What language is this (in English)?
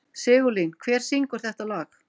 Icelandic